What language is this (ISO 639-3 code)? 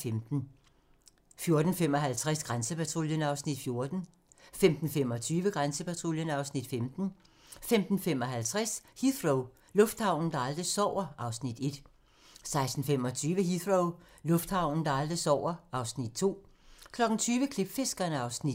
dan